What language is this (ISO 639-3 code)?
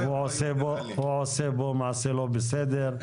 heb